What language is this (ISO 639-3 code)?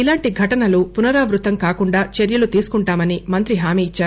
tel